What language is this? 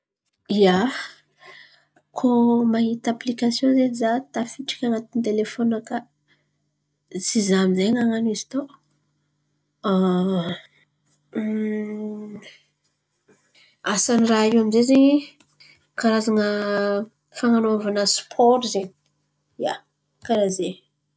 Antankarana Malagasy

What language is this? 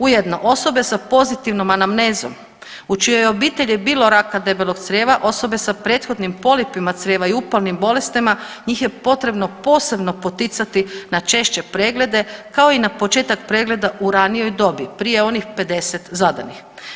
Croatian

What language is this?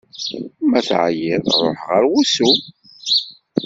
Kabyle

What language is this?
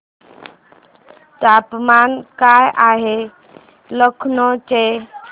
Marathi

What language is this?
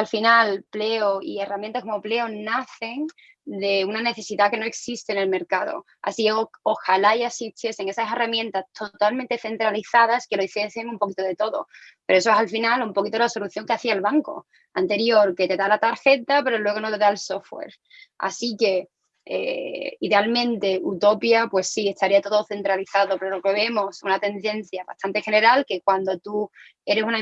Spanish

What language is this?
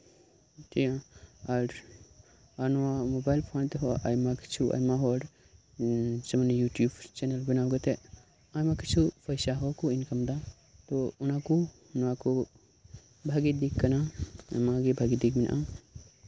Santali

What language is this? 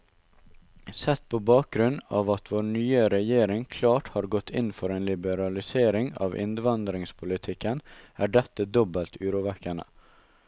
Norwegian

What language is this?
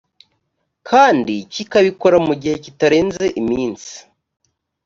Kinyarwanda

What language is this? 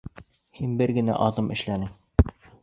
Bashkir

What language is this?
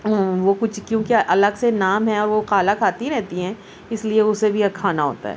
Urdu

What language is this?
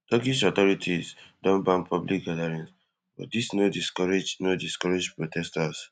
Nigerian Pidgin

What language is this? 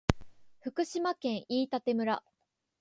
Japanese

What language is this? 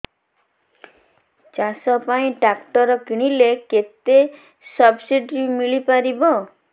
Odia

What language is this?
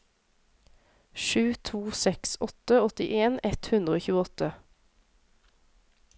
Norwegian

